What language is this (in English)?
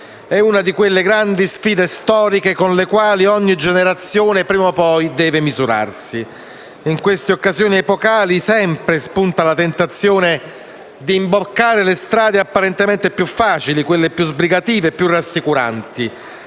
Italian